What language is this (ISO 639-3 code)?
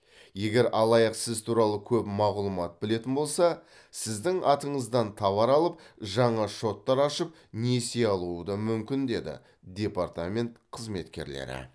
kaz